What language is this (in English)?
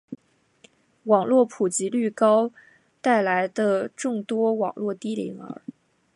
Chinese